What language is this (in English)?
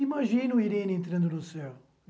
Portuguese